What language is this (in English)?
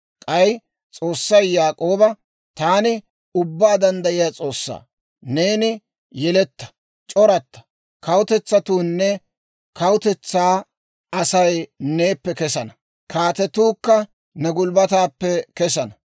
Dawro